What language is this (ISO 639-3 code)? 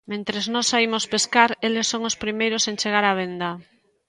glg